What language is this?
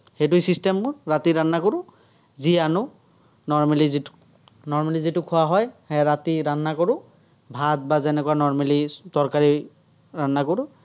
Assamese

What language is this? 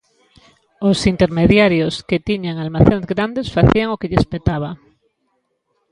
Galician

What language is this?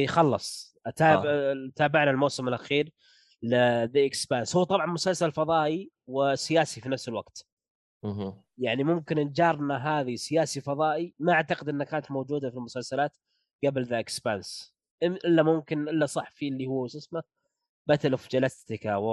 Arabic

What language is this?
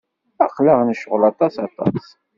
Kabyle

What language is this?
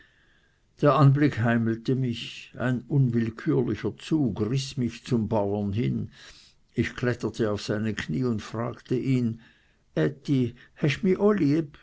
German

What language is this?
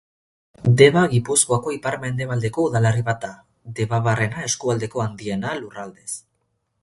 Basque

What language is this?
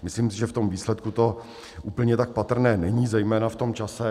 Czech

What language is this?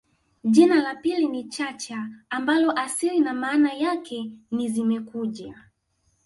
Swahili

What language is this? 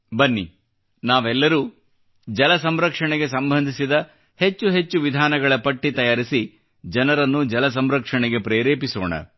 Kannada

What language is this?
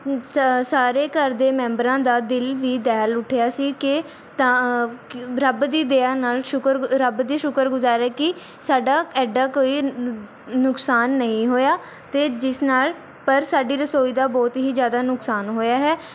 Punjabi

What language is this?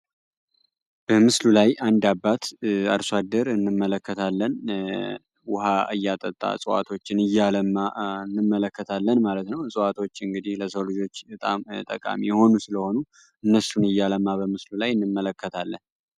Amharic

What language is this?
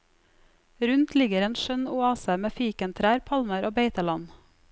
Norwegian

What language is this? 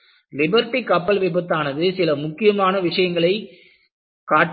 Tamil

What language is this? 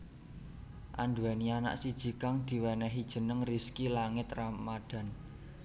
Javanese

